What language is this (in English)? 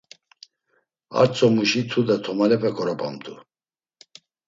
Laz